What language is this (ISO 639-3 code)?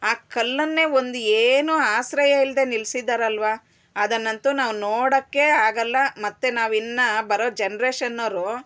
kan